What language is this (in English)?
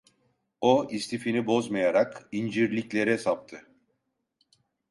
Turkish